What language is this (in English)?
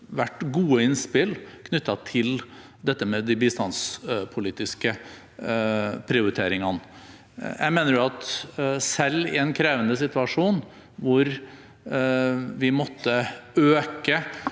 Norwegian